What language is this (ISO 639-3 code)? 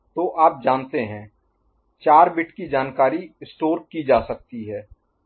hin